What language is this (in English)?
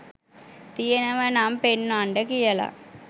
Sinhala